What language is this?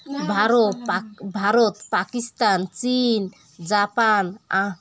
Odia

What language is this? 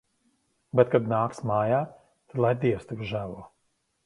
Latvian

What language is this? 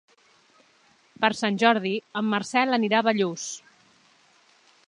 Catalan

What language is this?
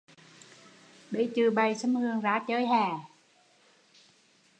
Vietnamese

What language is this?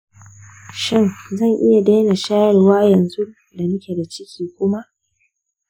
Hausa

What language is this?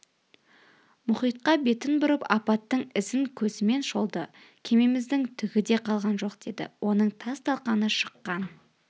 Kazakh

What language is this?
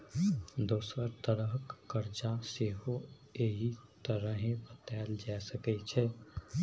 Maithili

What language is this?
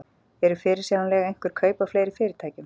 Icelandic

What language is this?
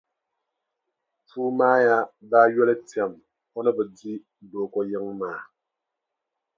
Dagbani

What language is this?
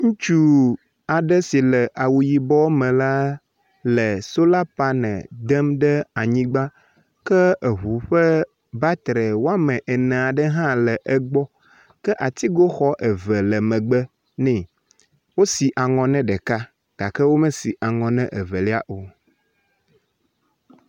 Ewe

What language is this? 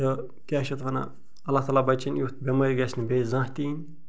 Kashmiri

